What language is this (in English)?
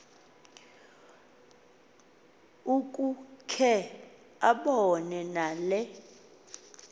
Xhosa